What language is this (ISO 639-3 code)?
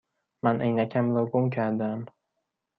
fas